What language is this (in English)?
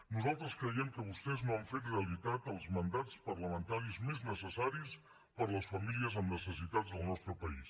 Catalan